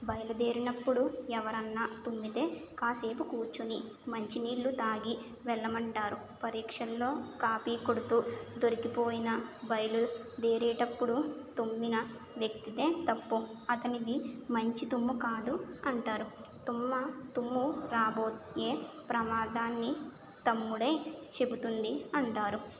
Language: Telugu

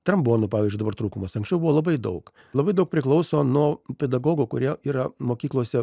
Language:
Lithuanian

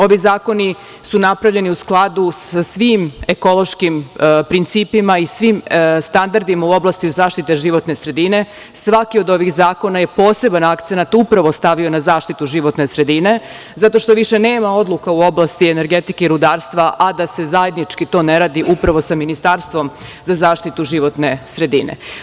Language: Serbian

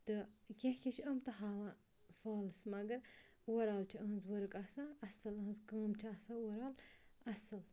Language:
Kashmiri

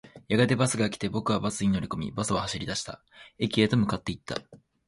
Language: Japanese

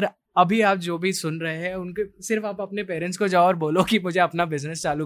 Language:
Hindi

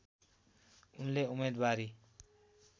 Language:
Nepali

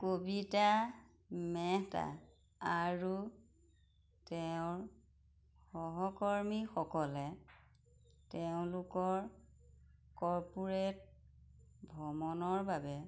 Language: Assamese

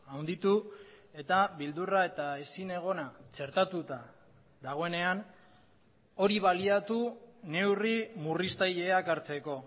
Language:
Basque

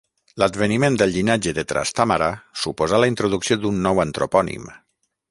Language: Catalan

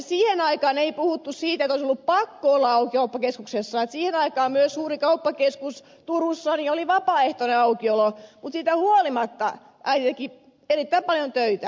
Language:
Finnish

